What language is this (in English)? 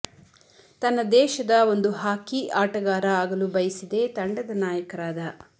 Kannada